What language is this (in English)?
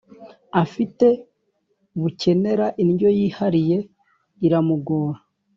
Kinyarwanda